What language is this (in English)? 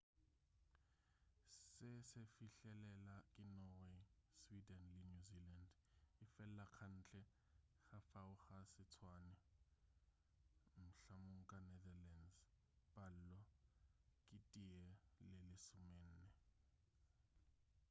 Northern Sotho